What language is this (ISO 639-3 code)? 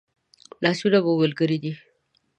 pus